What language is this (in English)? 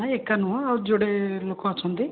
Odia